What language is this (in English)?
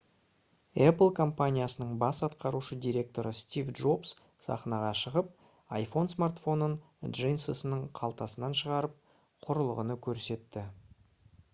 Kazakh